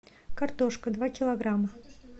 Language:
Russian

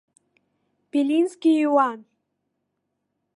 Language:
Abkhazian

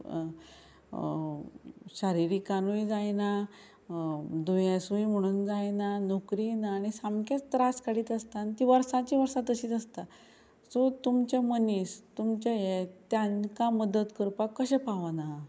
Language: Konkani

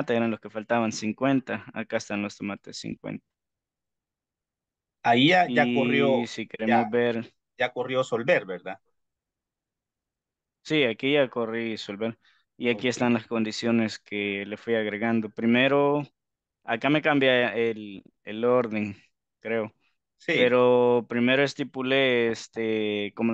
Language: Spanish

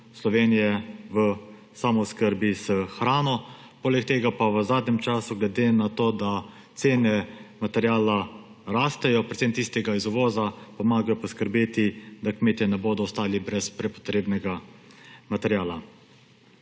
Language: Slovenian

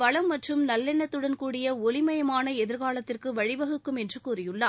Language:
Tamil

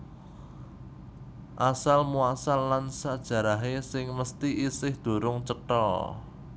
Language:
Javanese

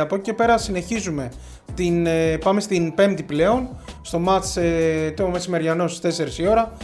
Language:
Greek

